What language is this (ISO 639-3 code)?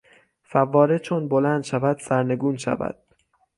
fas